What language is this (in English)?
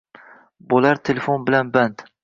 Uzbek